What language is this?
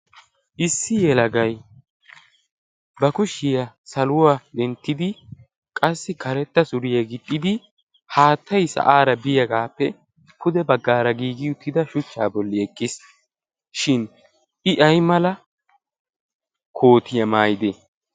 Wolaytta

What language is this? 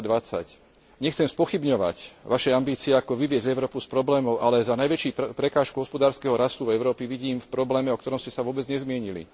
Slovak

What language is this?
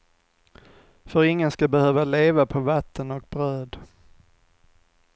Swedish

